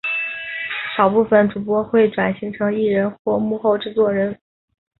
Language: Chinese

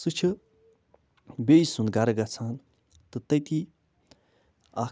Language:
Kashmiri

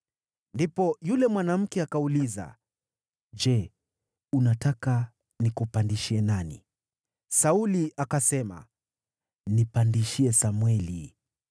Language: Swahili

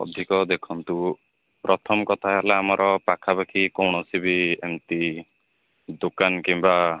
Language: Odia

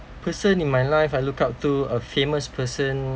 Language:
English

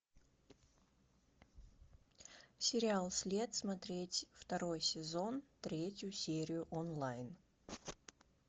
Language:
Russian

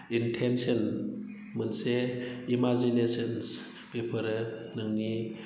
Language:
Bodo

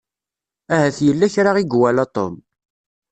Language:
Kabyle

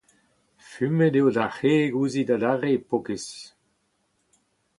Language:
Breton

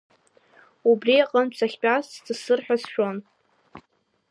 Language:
Abkhazian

